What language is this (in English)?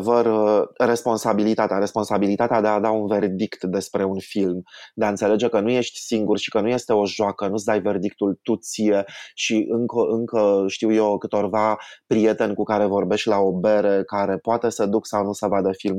Romanian